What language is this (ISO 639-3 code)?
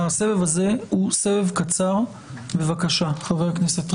heb